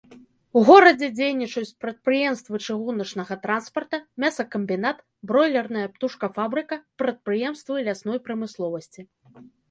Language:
Belarusian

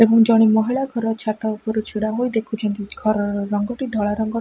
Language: Odia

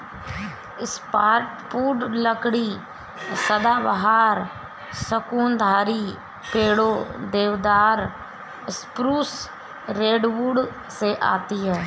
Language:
Hindi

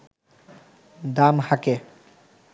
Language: Bangla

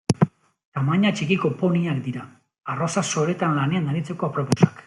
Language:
Basque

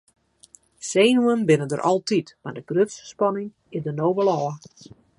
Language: Western Frisian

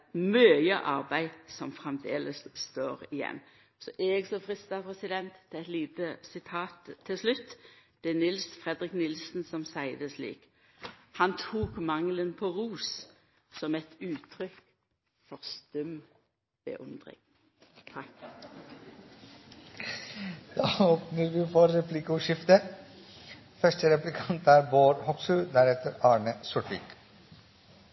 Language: Norwegian Nynorsk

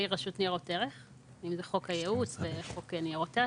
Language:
Hebrew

